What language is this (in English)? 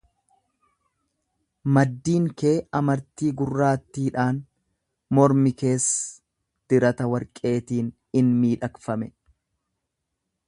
Oromo